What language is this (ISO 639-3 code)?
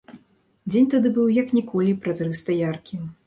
bel